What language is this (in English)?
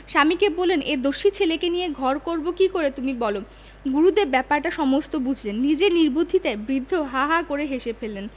Bangla